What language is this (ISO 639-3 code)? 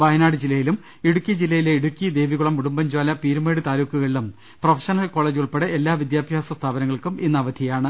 mal